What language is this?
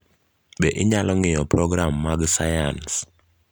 Luo (Kenya and Tanzania)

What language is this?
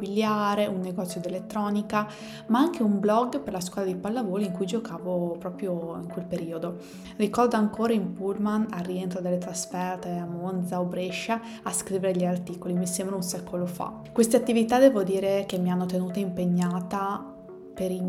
Italian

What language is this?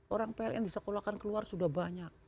Indonesian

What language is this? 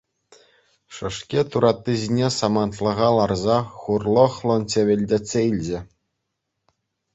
Chuvash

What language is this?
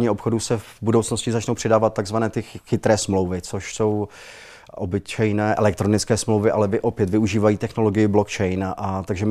Czech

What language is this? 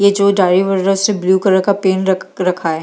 Hindi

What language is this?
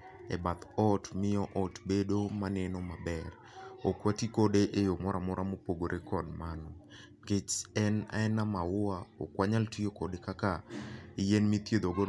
Luo (Kenya and Tanzania)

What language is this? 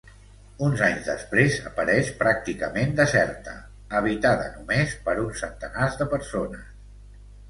Catalan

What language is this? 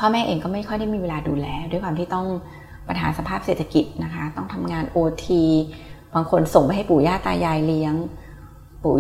Thai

